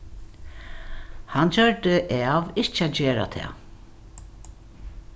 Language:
Faroese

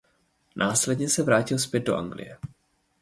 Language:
Czech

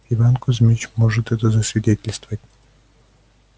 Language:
Russian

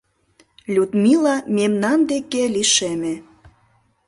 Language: Mari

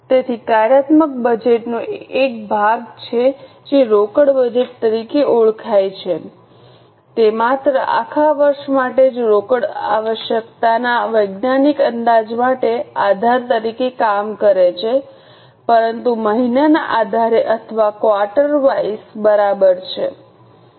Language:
Gujarati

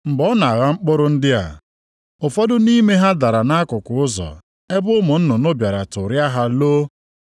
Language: Igbo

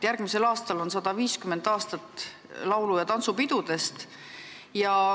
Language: Estonian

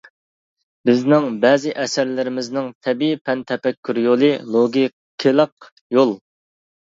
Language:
Uyghur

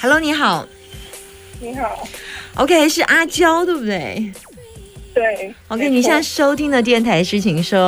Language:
Chinese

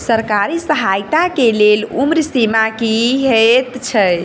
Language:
Maithili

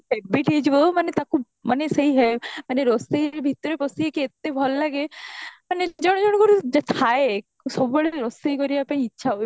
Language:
Odia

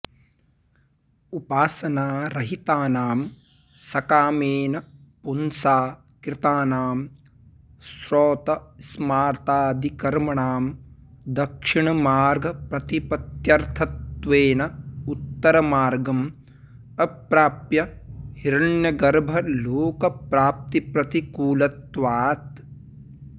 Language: Sanskrit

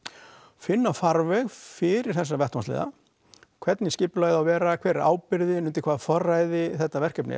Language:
Icelandic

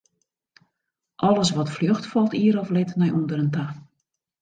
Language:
Western Frisian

